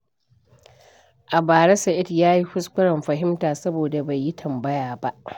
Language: Hausa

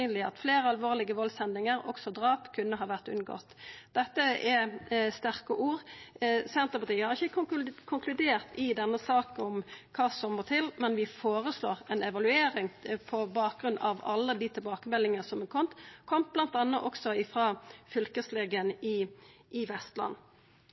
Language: Norwegian Nynorsk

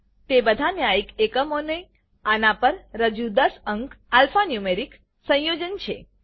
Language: Gujarati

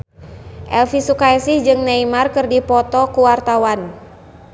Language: Sundanese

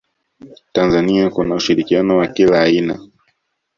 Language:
Swahili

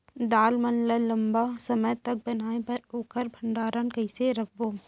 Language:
Chhattisgarhi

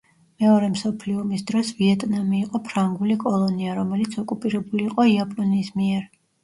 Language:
Georgian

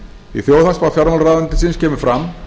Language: Icelandic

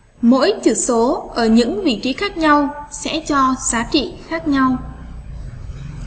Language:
Vietnamese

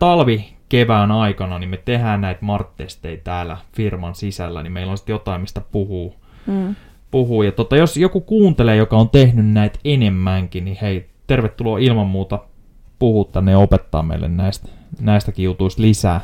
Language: Finnish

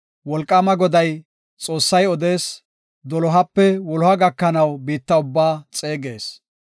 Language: Gofa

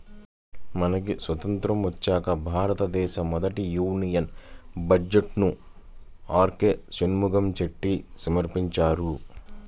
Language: Telugu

